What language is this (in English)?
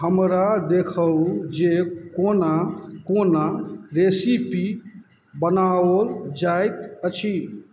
Maithili